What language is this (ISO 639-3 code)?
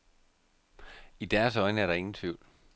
dan